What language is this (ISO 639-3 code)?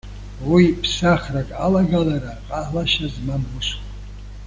abk